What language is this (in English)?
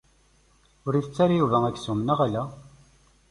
Kabyle